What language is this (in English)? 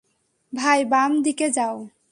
Bangla